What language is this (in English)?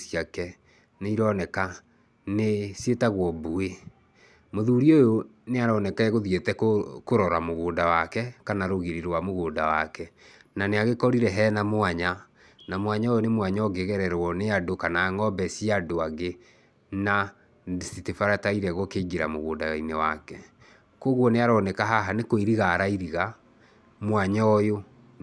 Kikuyu